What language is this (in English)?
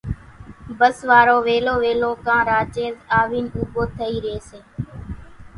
Kachi Koli